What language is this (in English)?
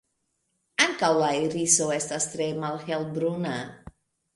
Esperanto